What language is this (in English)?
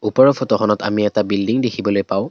Assamese